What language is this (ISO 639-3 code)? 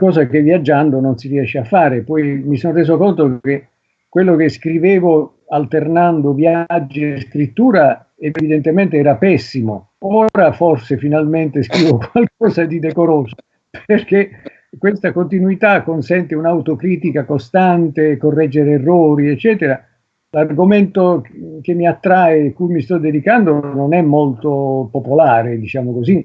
ita